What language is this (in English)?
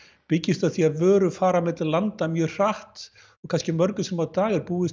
Icelandic